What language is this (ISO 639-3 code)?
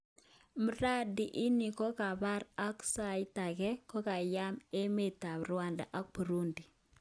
kln